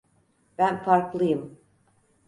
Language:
Turkish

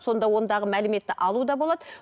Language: Kazakh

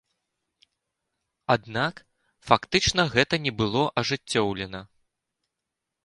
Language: Belarusian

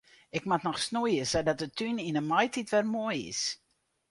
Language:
Western Frisian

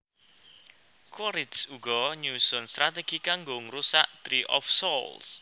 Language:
Javanese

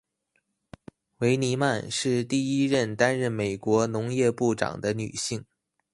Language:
Chinese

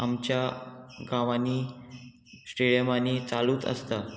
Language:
Konkani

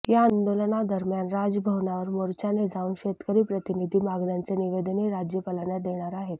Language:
Marathi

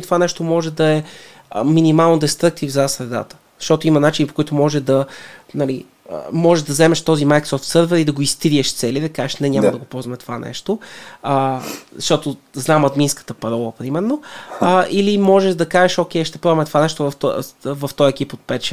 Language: Bulgarian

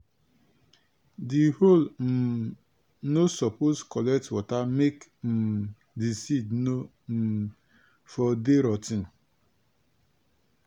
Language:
Nigerian Pidgin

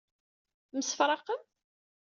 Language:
Kabyle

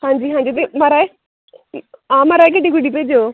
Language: Dogri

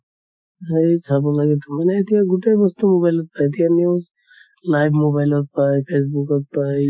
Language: Assamese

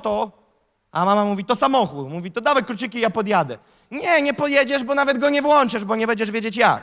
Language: Polish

